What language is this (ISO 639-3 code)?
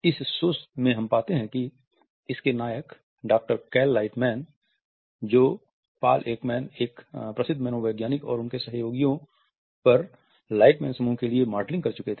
hin